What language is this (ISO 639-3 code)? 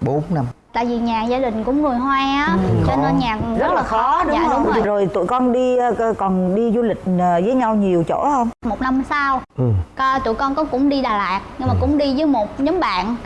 vie